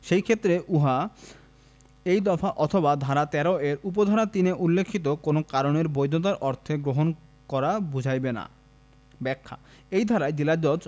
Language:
Bangla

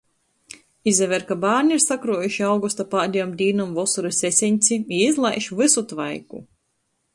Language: Latgalian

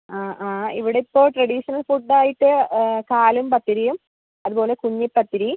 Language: Malayalam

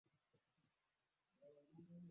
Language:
Swahili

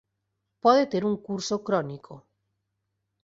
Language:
Galician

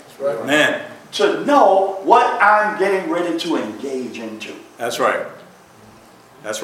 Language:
English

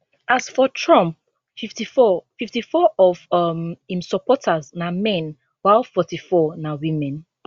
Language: Nigerian Pidgin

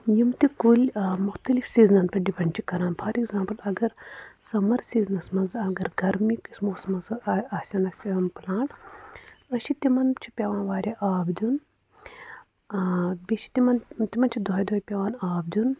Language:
Kashmiri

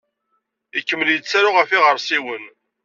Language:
Kabyle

